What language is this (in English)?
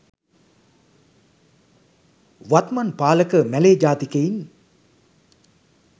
Sinhala